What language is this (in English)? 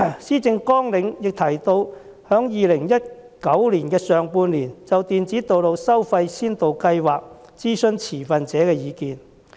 Cantonese